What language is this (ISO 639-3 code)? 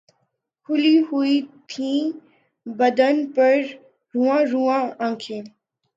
urd